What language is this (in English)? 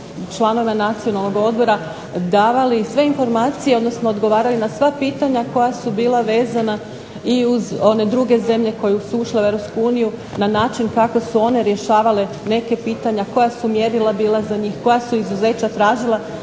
Croatian